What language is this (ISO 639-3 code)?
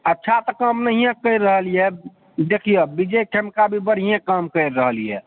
mai